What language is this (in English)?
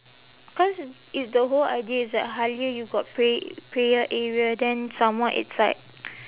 English